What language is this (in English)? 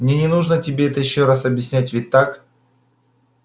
Russian